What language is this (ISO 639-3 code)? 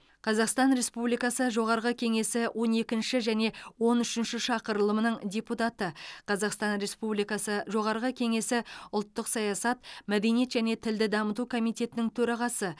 kaz